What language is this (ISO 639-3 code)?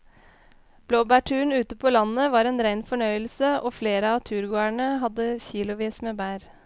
nor